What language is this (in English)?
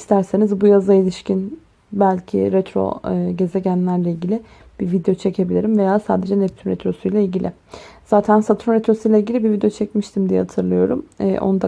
Turkish